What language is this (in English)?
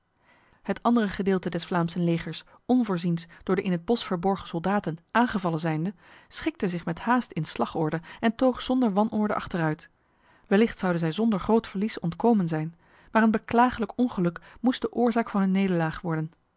Dutch